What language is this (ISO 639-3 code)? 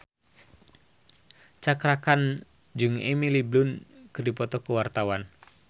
sun